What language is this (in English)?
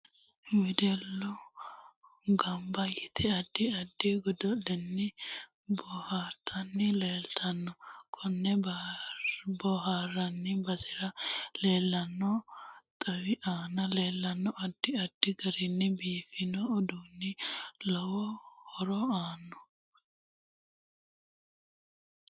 Sidamo